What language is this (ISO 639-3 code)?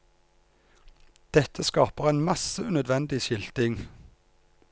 nor